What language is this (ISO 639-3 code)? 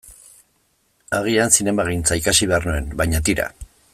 eus